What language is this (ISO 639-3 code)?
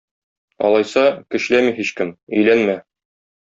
tat